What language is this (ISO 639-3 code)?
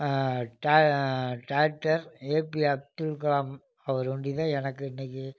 tam